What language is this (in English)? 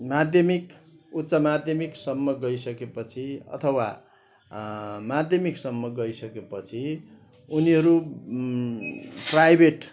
Nepali